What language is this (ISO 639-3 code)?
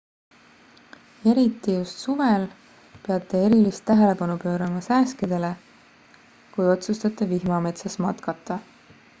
est